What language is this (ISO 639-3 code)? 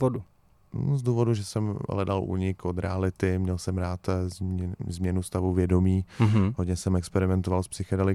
ces